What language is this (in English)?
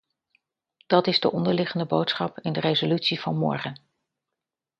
Dutch